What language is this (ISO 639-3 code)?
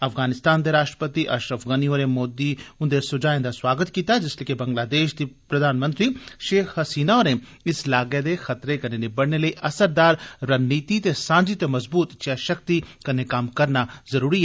doi